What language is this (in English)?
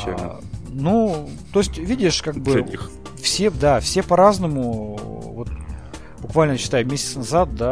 Russian